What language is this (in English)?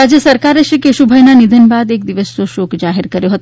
Gujarati